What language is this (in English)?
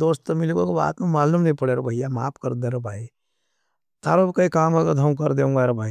Nimadi